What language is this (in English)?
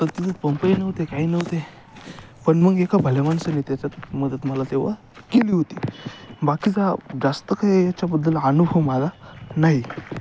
Marathi